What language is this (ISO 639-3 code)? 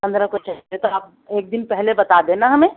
urd